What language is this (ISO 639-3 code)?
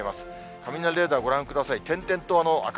jpn